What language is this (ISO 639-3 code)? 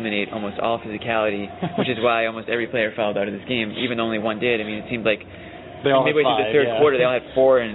eng